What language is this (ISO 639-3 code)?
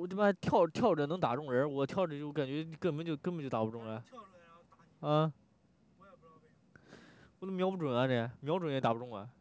zho